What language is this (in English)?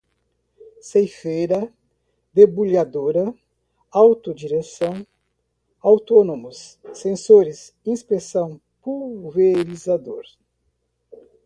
Portuguese